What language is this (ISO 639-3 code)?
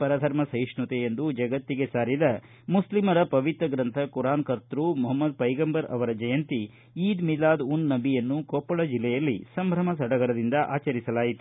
kan